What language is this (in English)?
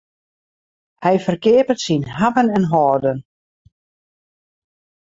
Western Frisian